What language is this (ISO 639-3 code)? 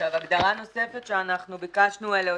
heb